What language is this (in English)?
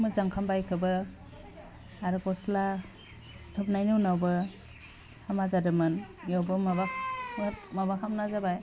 Bodo